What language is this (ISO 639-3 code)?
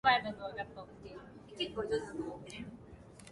jpn